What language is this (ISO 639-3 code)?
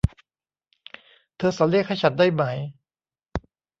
tha